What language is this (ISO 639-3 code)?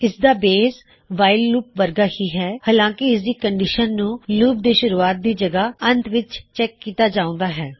pan